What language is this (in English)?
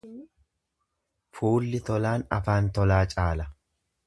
Oromo